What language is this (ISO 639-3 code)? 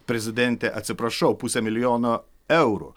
lit